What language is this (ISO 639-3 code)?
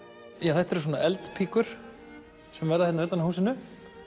isl